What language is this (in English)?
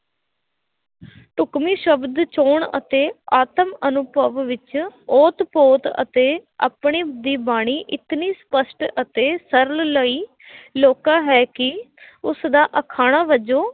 Punjabi